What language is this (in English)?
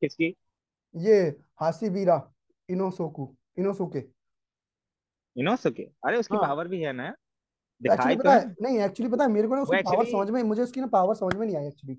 Hindi